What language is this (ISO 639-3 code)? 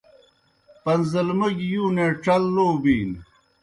plk